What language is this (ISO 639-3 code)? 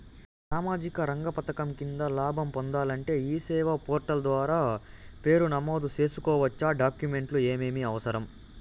tel